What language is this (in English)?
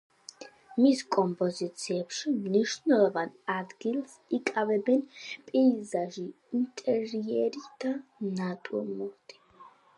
Georgian